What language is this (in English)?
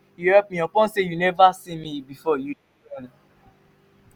Nigerian Pidgin